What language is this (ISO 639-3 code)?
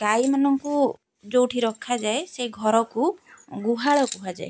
ori